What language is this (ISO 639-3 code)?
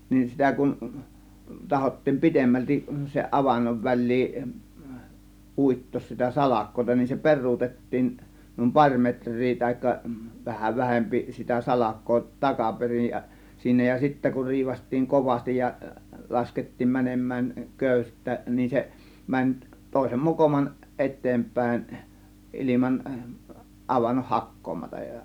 fin